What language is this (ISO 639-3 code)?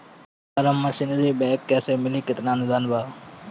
bho